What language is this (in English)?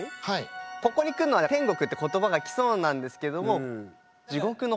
Japanese